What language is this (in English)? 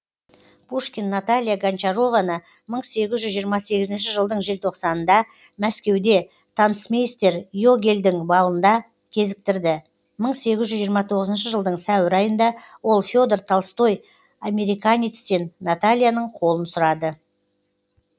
Kazakh